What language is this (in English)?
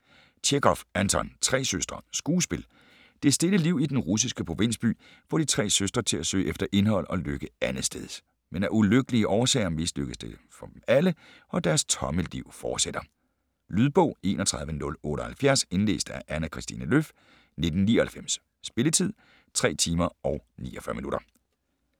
Danish